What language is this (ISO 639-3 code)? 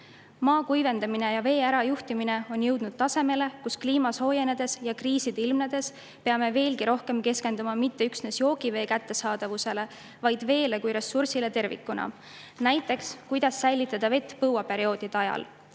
est